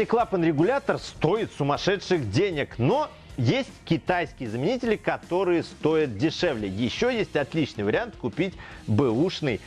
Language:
Russian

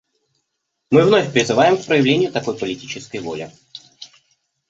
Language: Russian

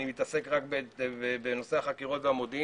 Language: Hebrew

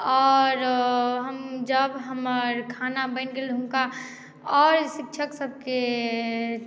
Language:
Maithili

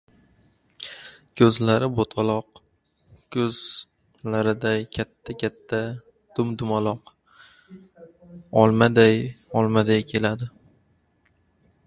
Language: Uzbek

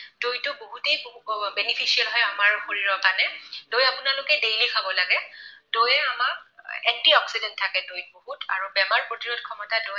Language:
Assamese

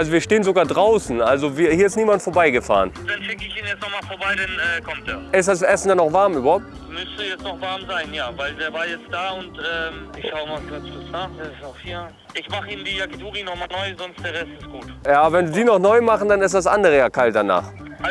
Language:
German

